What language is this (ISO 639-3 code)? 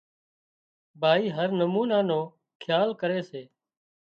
kxp